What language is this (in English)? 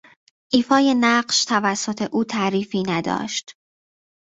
Persian